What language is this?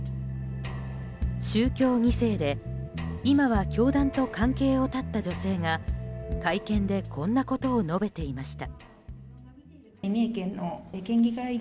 Japanese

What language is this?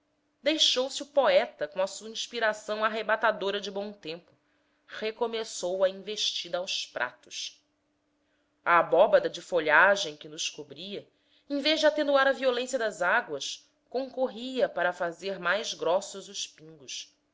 Portuguese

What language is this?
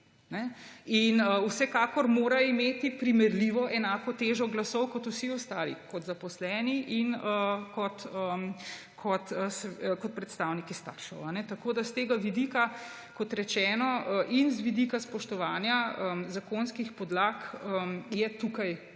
Slovenian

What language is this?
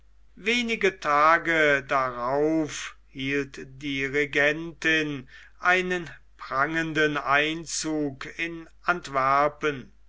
German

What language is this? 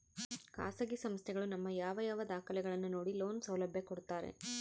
Kannada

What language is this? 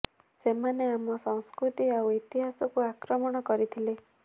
Odia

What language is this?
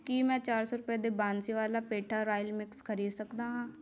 Punjabi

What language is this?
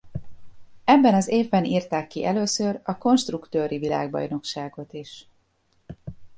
Hungarian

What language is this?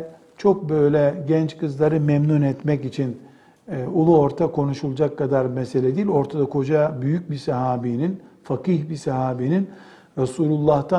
Turkish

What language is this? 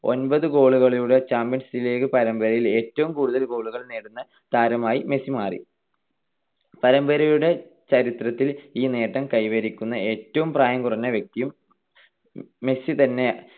Malayalam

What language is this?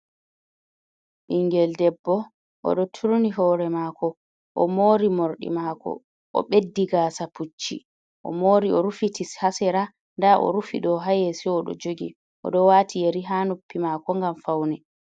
Fula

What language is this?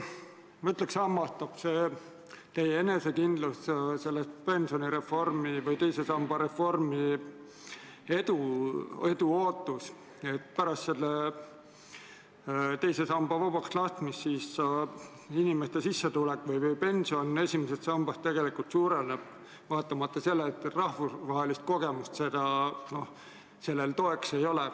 Estonian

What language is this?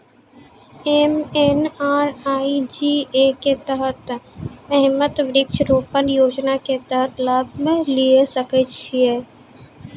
Maithili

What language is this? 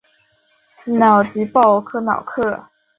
Chinese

